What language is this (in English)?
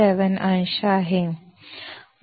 Marathi